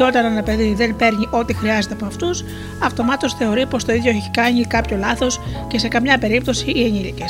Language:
Greek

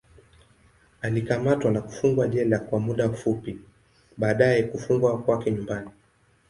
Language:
Swahili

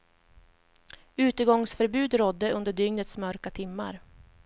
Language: Swedish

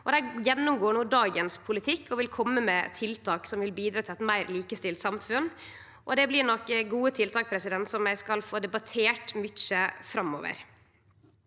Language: Norwegian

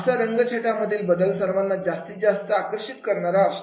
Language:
Marathi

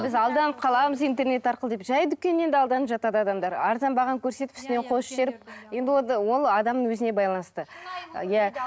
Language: Kazakh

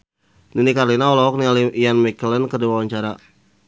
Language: Sundanese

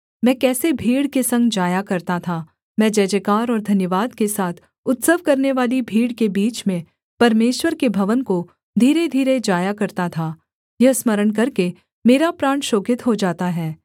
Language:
Hindi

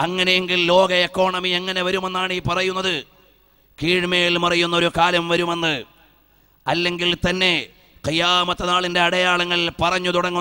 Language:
Malayalam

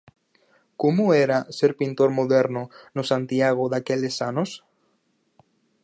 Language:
Galician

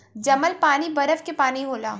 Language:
Bhojpuri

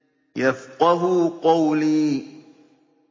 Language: Arabic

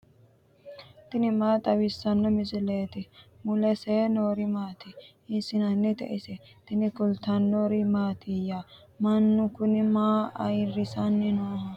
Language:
Sidamo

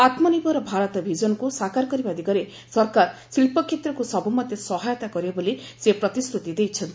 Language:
Odia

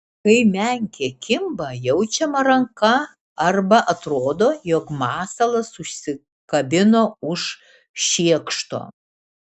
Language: Lithuanian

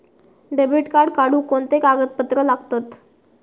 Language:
Marathi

